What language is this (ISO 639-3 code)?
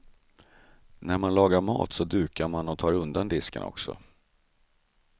swe